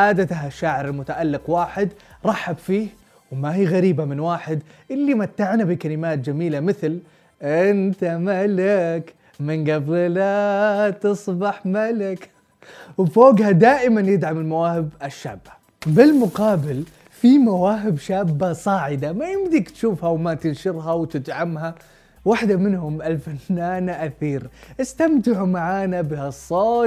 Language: Arabic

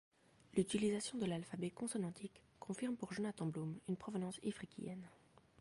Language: French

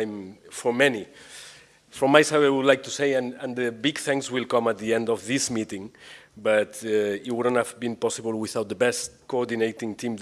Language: English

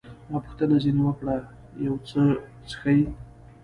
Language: Pashto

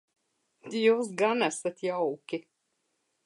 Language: Latvian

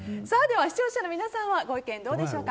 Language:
Japanese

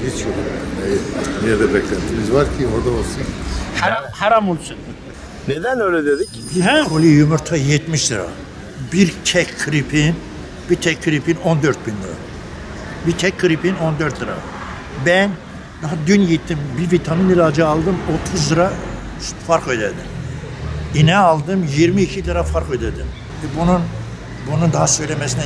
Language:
Turkish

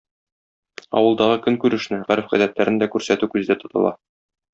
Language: Tatar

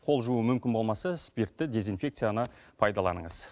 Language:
Kazakh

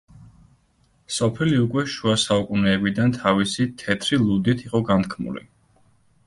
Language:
Georgian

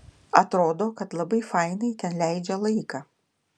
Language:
Lithuanian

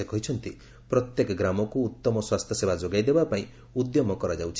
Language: Odia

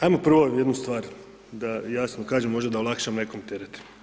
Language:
Croatian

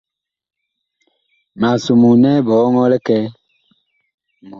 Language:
Bakoko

